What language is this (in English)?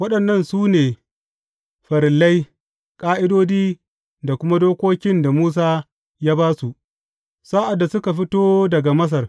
Hausa